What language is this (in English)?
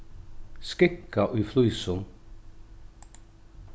Faroese